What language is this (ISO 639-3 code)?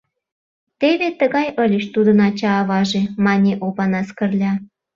chm